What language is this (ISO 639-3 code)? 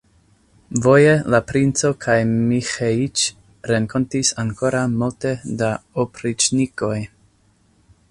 epo